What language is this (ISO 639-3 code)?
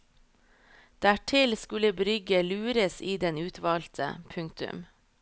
nor